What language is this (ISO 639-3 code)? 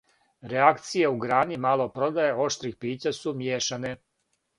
srp